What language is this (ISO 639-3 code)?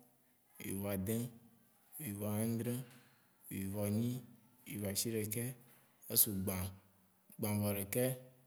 wci